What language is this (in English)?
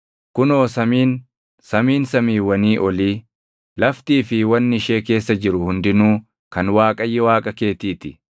Oromo